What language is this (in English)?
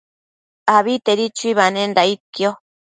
Matsés